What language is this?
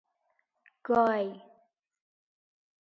Persian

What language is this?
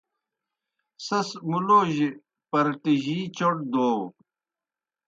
Kohistani Shina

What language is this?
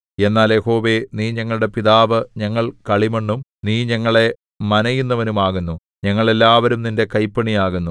Malayalam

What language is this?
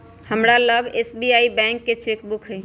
Magahi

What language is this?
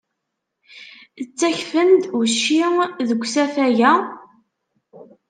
Kabyle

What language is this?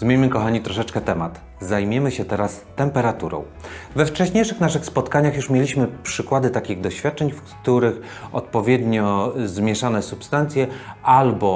Polish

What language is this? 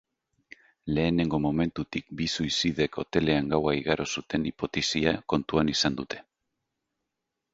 Basque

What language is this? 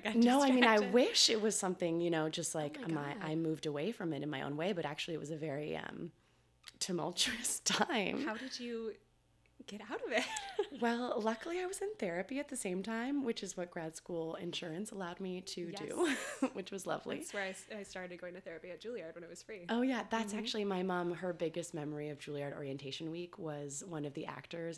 English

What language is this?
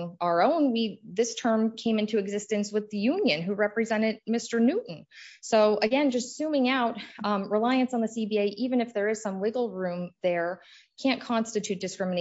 English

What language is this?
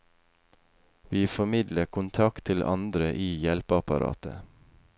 Norwegian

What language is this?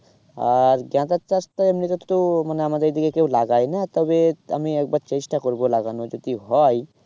Bangla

